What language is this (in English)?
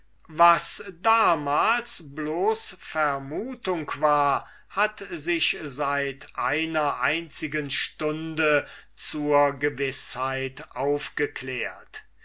German